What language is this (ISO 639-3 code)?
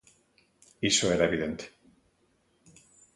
glg